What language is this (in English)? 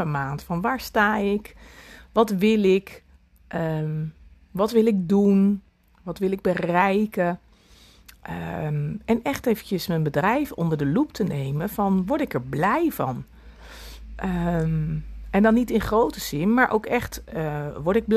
Dutch